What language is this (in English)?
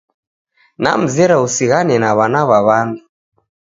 Taita